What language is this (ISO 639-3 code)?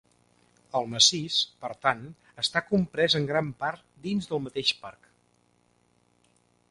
cat